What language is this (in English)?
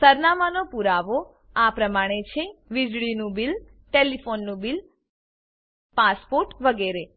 Gujarati